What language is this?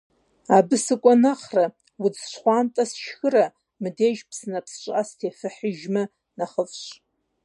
Kabardian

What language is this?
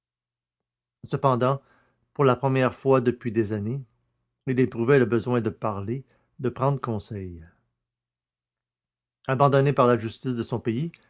French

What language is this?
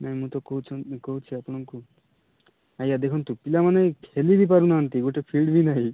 Odia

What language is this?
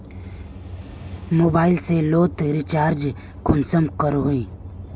Magahi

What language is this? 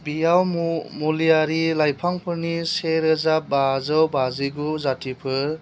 Bodo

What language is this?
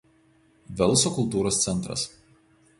Lithuanian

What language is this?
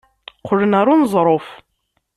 Kabyle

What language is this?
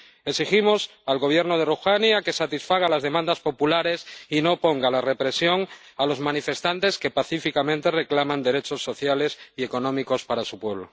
Spanish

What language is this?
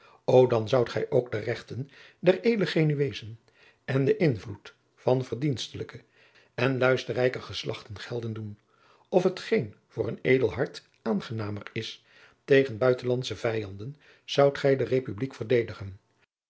Dutch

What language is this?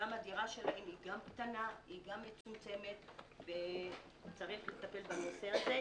Hebrew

